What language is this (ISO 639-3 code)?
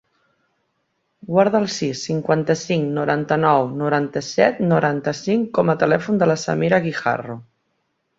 cat